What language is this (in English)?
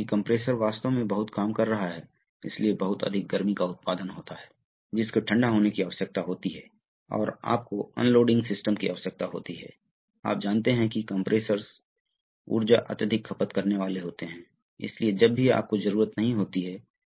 Hindi